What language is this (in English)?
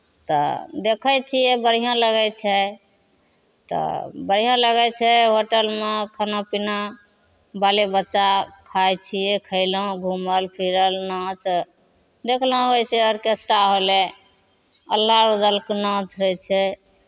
Maithili